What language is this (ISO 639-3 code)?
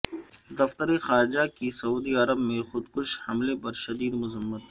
urd